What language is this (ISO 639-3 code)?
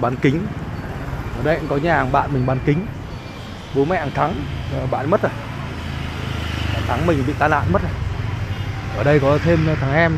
vie